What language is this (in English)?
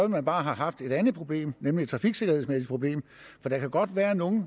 Danish